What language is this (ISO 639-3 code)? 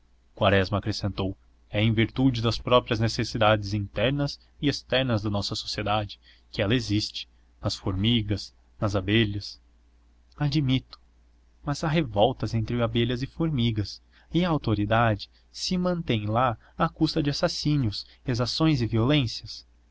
por